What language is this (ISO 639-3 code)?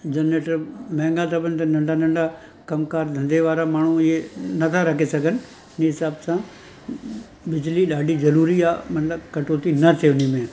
snd